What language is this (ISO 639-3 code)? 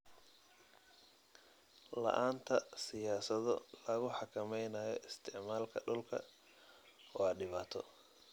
som